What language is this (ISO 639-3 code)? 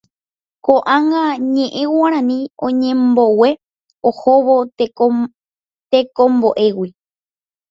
grn